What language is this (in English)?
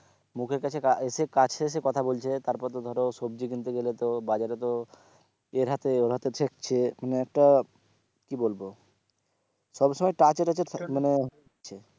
Bangla